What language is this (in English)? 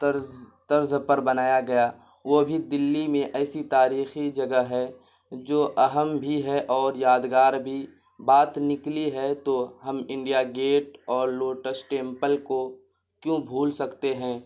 Urdu